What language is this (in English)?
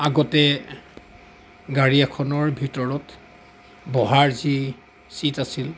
Assamese